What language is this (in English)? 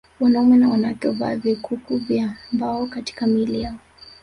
Swahili